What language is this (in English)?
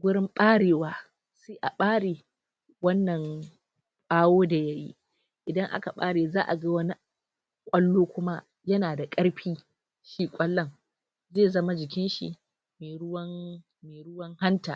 Hausa